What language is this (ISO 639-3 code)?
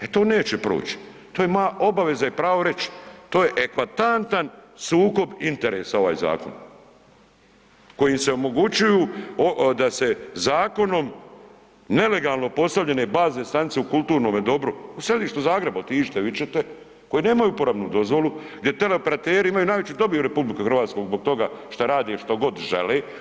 hrv